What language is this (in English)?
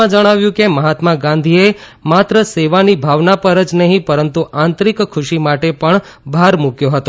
Gujarati